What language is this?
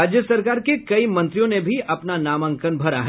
Hindi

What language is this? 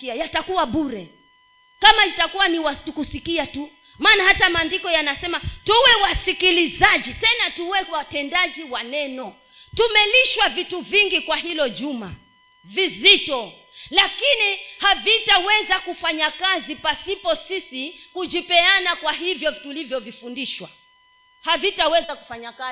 Swahili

